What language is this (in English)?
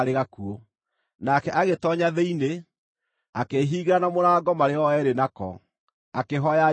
Kikuyu